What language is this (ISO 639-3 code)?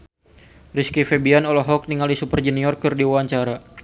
sun